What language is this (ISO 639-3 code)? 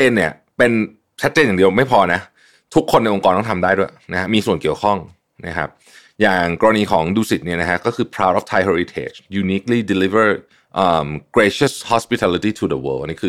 tha